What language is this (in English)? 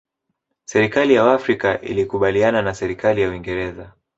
Swahili